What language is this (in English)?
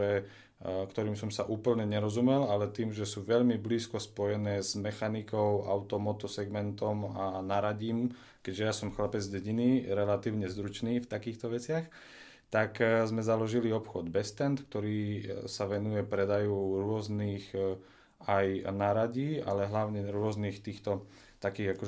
Slovak